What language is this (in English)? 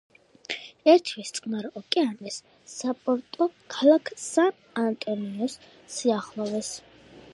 Georgian